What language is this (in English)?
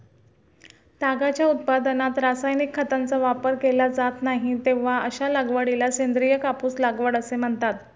Marathi